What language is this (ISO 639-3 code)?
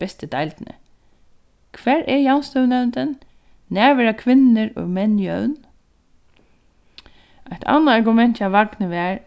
fao